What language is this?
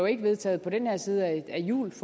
Danish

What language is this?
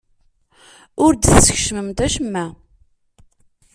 Kabyle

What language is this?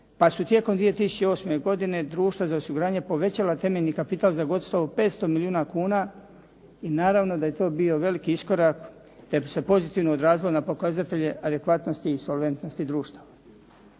Croatian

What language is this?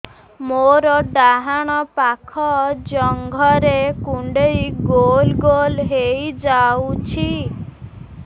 Odia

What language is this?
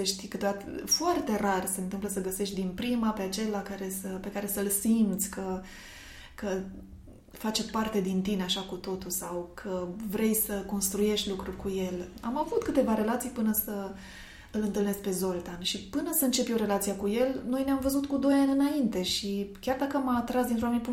Romanian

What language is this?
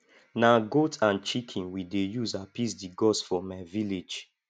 Nigerian Pidgin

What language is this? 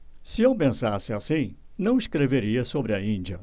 Portuguese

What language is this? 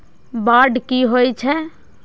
Maithili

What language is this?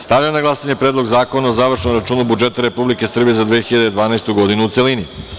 Serbian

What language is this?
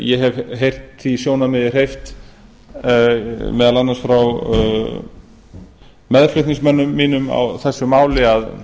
Icelandic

